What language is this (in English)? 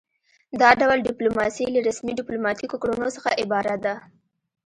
Pashto